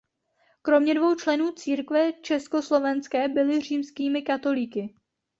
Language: Czech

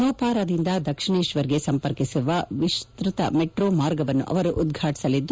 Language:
Kannada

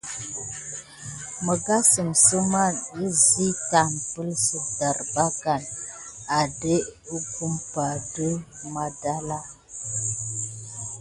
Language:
Gidar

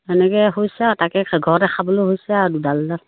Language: Assamese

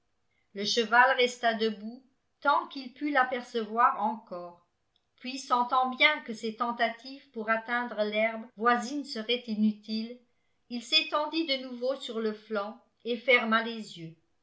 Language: French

